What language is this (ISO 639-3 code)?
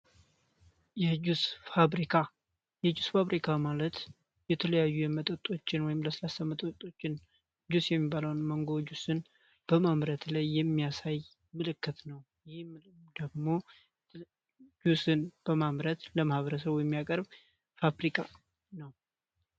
amh